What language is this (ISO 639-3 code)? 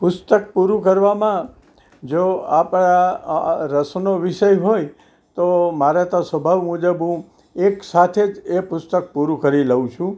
guj